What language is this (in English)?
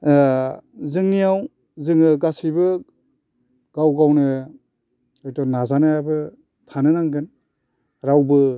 Bodo